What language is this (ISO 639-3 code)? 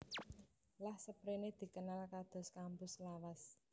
jav